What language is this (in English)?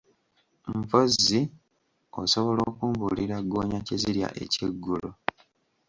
Ganda